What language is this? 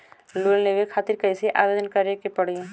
Bhojpuri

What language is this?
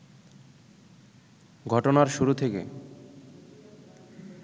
Bangla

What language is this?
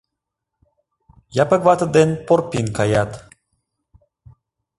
Mari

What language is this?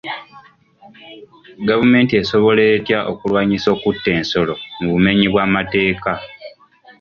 Ganda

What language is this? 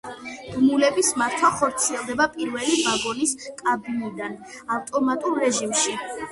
Georgian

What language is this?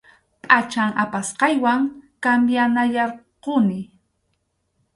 Arequipa-La Unión Quechua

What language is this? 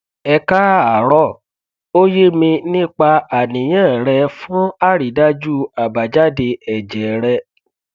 Yoruba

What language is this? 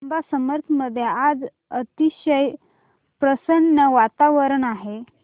Marathi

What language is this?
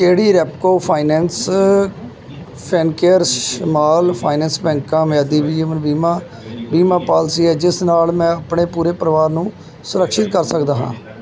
Punjabi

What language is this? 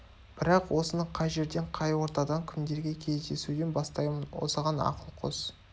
Kazakh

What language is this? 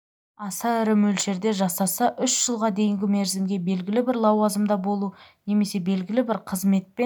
Kazakh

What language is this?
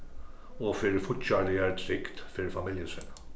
Faroese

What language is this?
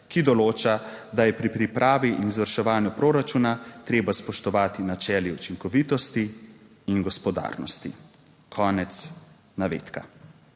Slovenian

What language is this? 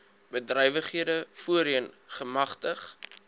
Afrikaans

